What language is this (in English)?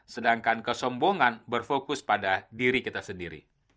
Indonesian